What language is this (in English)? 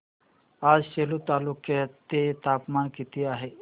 Marathi